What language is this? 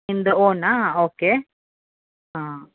Kannada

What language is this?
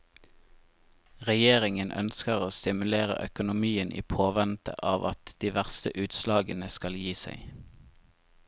Norwegian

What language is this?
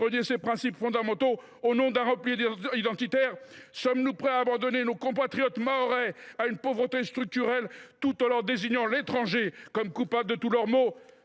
French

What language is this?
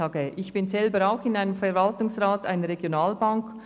Swiss German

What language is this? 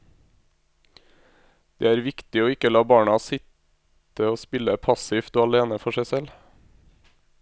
Norwegian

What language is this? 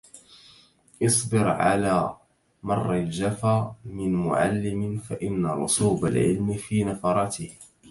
Arabic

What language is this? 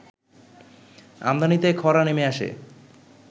Bangla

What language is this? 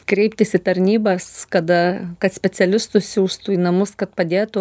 Lithuanian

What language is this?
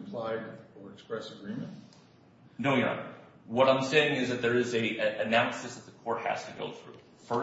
English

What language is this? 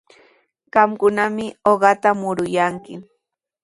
Sihuas Ancash Quechua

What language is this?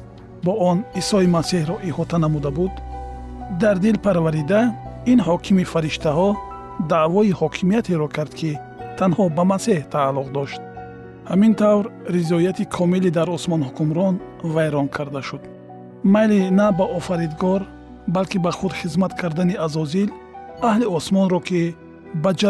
Persian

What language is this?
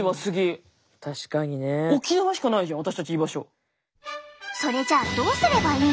Japanese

